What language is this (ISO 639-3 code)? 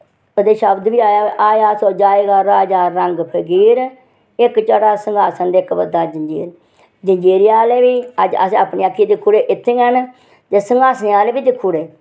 doi